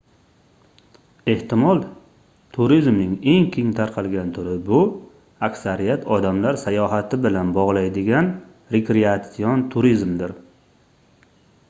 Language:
Uzbek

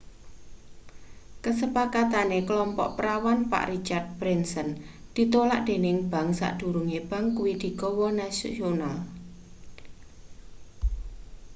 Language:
Javanese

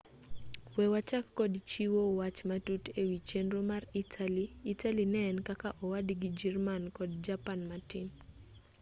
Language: Luo (Kenya and Tanzania)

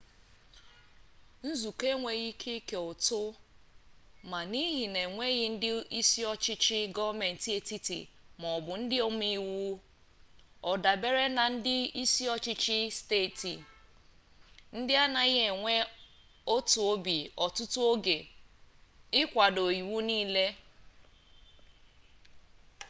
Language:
Igbo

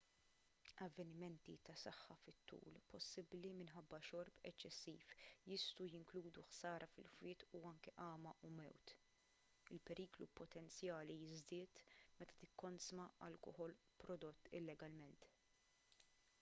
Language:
Maltese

